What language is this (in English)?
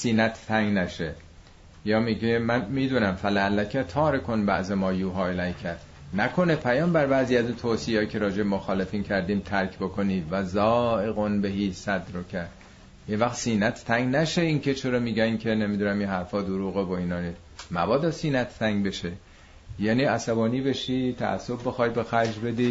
Persian